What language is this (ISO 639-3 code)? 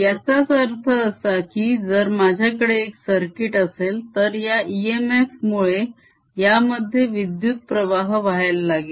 mar